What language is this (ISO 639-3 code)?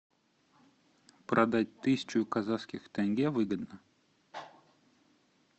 rus